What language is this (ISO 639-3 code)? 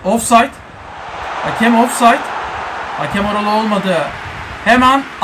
tur